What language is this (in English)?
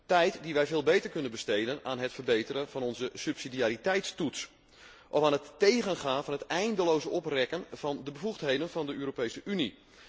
Dutch